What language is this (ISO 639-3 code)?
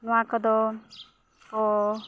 sat